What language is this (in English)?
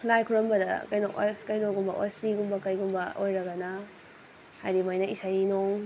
Manipuri